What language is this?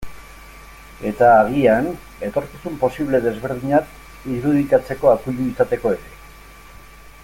Basque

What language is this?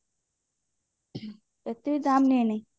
Odia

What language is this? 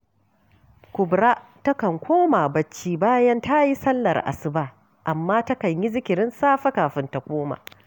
Hausa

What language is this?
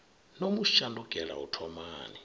Venda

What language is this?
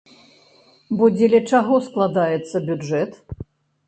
Belarusian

